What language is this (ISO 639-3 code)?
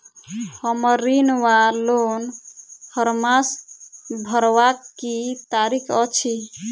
mai